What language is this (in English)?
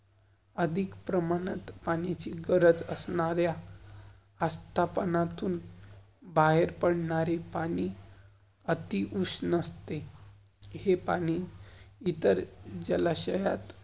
Marathi